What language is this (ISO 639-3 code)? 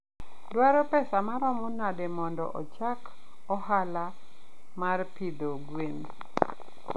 luo